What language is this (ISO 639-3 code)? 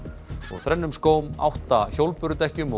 isl